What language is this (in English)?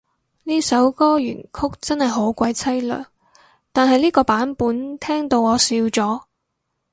Cantonese